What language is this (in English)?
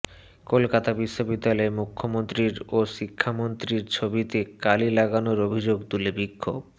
Bangla